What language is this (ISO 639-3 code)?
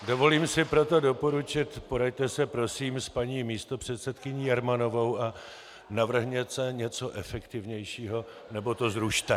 ces